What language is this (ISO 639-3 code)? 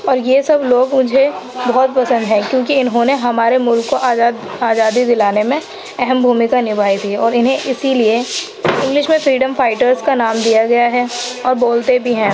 urd